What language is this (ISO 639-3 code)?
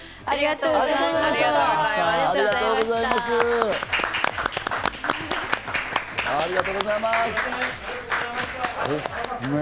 jpn